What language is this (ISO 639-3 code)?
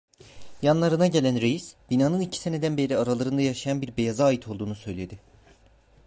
tur